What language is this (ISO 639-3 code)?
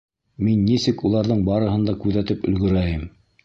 bak